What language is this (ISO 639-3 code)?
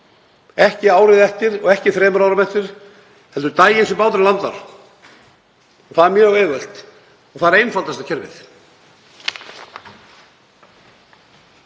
isl